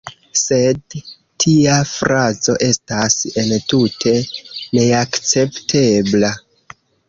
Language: Esperanto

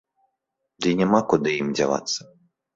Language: Belarusian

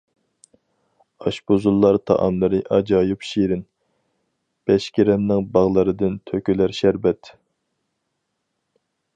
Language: Uyghur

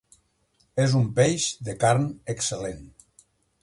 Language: Catalan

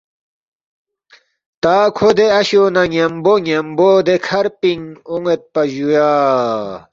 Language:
Balti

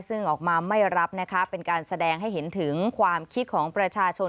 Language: Thai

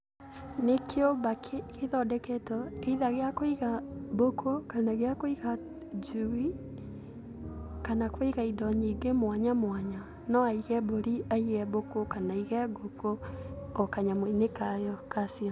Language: Kikuyu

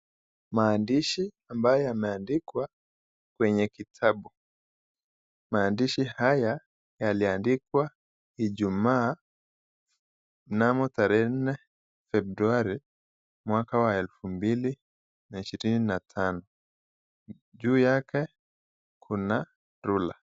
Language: Swahili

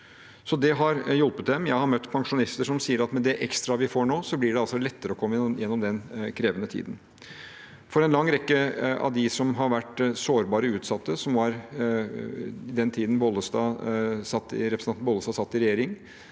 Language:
Norwegian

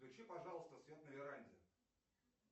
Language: Russian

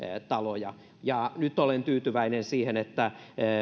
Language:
Finnish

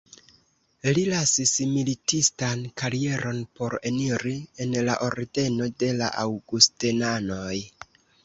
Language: Esperanto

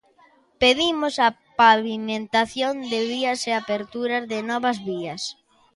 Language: Galician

